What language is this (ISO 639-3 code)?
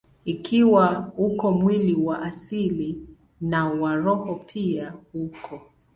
swa